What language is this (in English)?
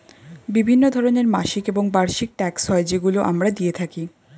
Bangla